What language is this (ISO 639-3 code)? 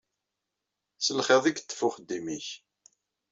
kab